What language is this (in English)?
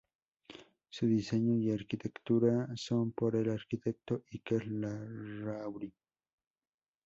Spanish